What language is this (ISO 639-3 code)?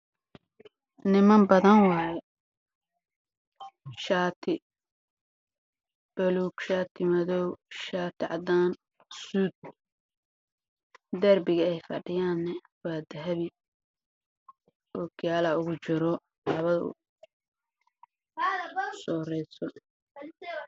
som